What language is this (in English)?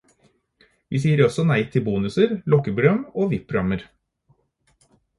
Norwegian Bokmål